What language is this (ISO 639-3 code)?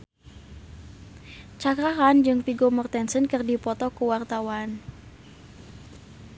sun